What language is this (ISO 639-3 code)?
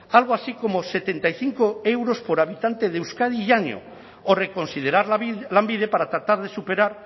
spa